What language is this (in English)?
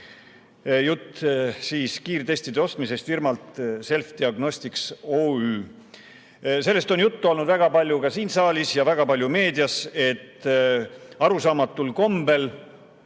Estonian